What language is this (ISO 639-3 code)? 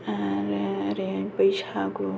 brx